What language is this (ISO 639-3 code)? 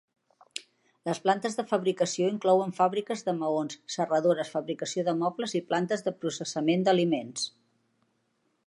cat